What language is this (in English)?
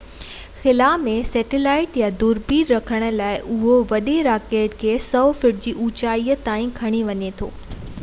Sindhi